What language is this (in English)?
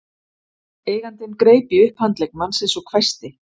Icelandic